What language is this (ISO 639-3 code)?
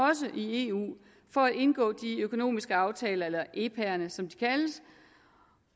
dan